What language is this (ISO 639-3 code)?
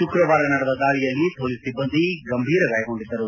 kan